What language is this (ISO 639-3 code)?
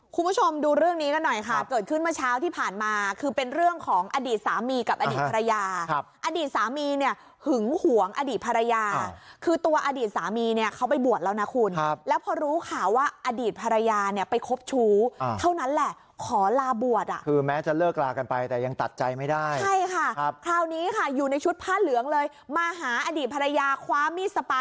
tha